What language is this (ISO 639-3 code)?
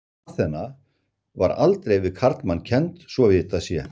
isl